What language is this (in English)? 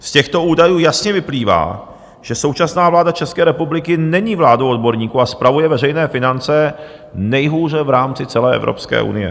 Czech